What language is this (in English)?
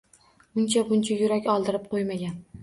Uzbek